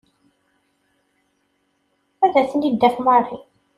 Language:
Kabyle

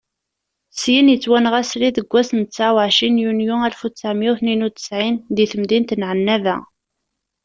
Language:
Kabyle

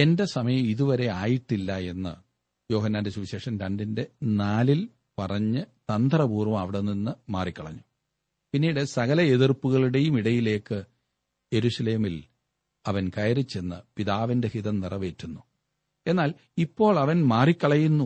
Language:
Malayalam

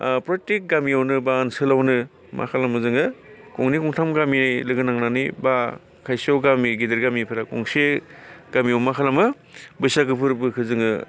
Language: Bodo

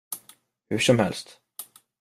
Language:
Swedish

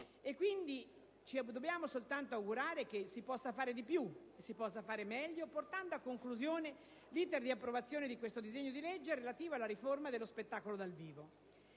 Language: Italian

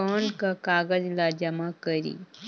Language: Chhattisgarhi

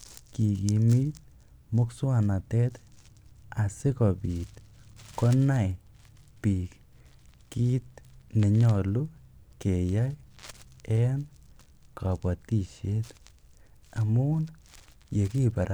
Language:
Kalenjin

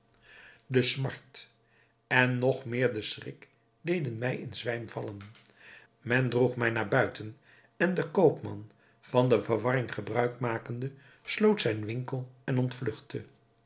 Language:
Dutch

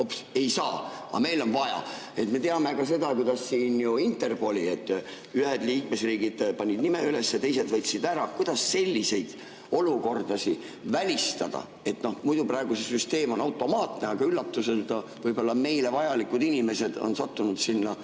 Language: Estonian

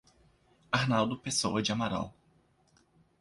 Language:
Portuguese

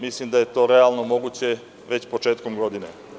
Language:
Serbian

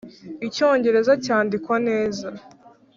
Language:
Kinyarwanda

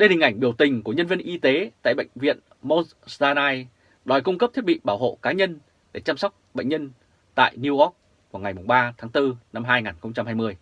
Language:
Vietnamese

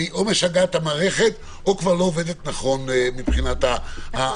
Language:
Hebrew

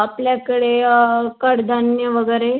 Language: Marathi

